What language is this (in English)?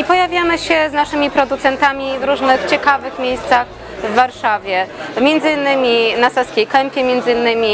Polish